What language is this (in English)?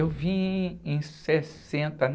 Portuguese